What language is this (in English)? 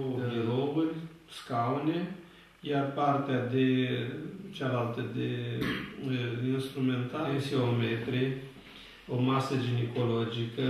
Romanian